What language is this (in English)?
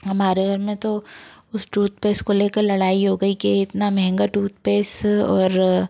Hindi